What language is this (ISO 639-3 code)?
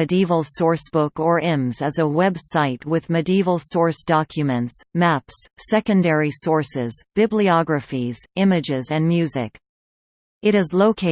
eng